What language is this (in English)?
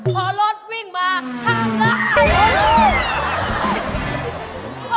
Thai